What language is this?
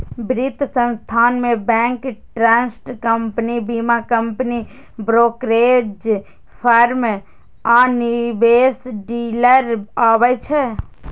Maithili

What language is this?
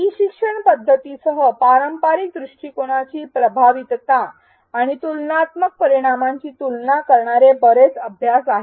Marathi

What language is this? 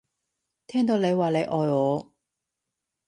Cantonese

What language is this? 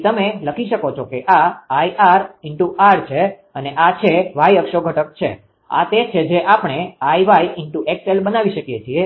Gujarati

